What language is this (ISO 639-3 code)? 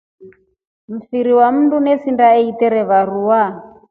rof